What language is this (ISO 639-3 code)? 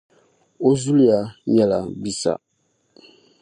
dag